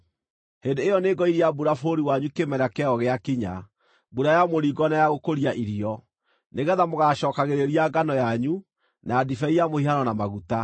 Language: Kikuyu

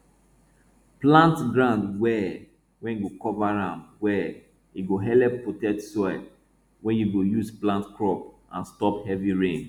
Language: Nigerian Pidgin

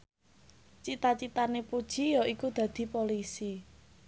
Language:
Javanese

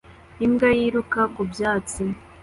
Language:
Kinyarwanda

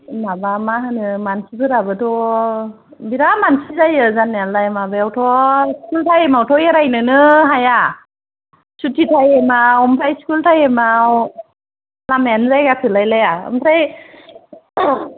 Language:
Bodo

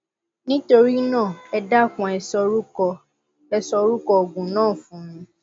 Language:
Yoruba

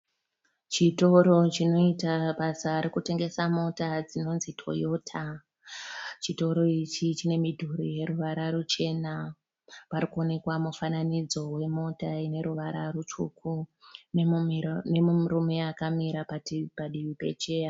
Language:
Shona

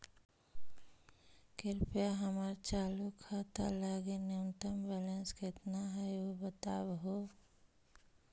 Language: Magahi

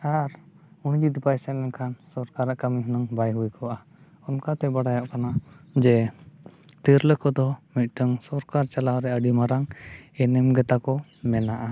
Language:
Santali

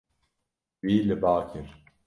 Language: Kurdish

